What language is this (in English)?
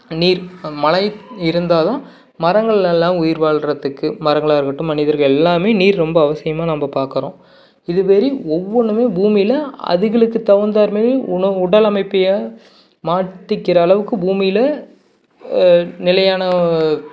Tamil